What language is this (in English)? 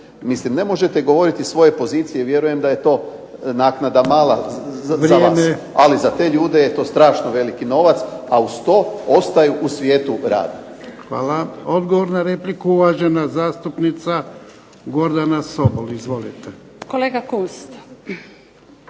Croatian